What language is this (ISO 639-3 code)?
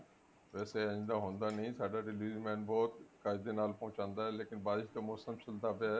pan